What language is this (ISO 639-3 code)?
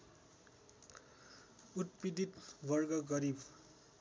nep